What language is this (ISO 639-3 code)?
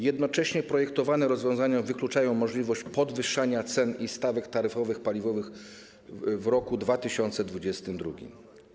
pol